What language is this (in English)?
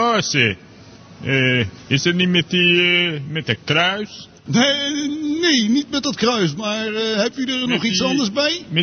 Dutch